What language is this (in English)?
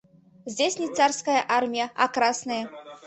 Mari